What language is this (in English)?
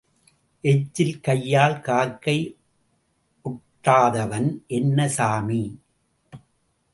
Tamil